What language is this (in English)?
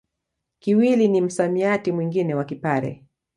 Swahili